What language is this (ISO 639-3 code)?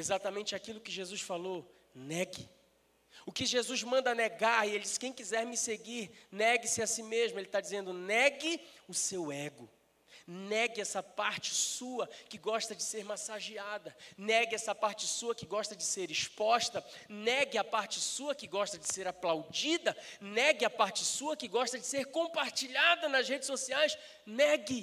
por